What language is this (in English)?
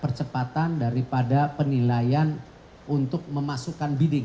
Indonesian